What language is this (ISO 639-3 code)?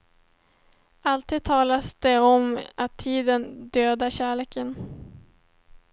swe